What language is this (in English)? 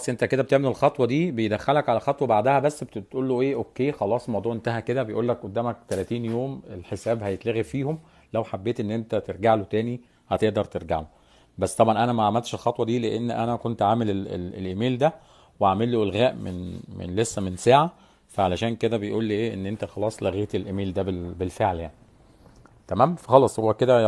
Arabic